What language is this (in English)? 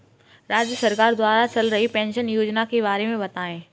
Hindi